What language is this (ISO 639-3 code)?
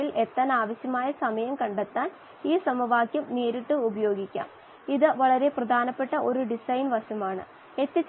mal